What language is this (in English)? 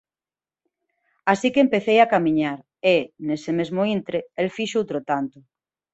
Galician